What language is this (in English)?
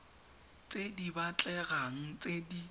Tswana